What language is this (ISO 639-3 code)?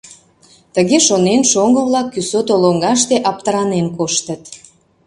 chm